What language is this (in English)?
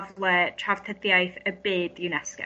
Welsh